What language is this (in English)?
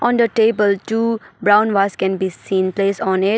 English